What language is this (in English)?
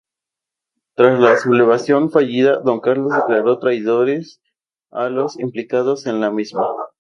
Spanish